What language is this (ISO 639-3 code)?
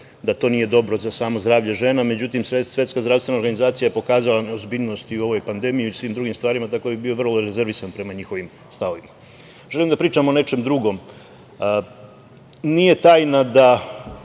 srp